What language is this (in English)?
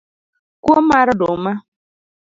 Luo (Kenya and Tanzania)